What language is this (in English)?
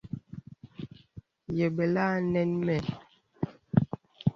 Bebele